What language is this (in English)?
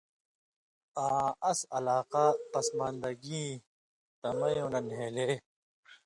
Indus Kohistani